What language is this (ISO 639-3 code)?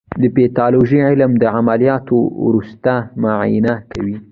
pus